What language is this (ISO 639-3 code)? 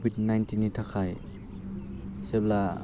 brx